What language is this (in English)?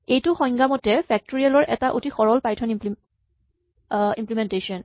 Assamese